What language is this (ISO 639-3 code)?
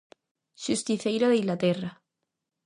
glg